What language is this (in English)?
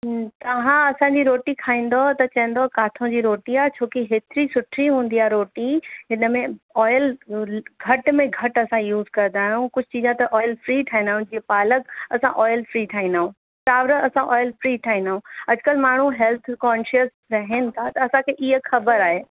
Sindhi